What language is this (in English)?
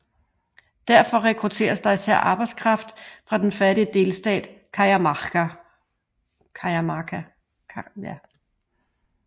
Danish